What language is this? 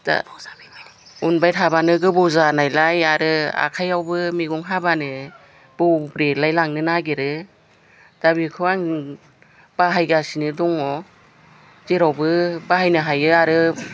Bodo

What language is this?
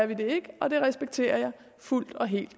Danish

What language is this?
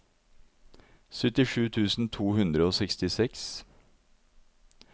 Norwegian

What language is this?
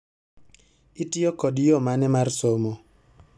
Luo (Kenya and Tanzania)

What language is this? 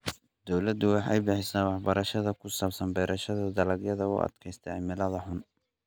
Somali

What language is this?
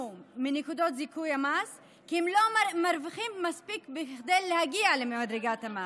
Hebrew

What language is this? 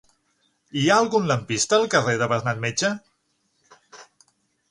Catalan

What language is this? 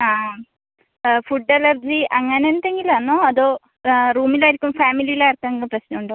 Malayalam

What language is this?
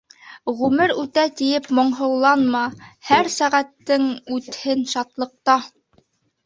Bashkir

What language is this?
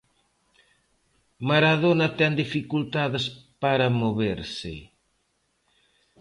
Galician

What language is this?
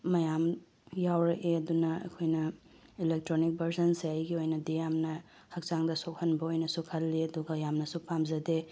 Manipuri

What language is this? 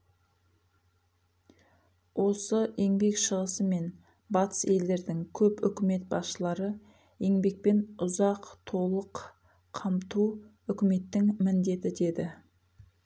Kazakh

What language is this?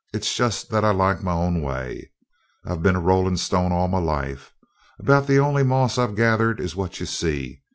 English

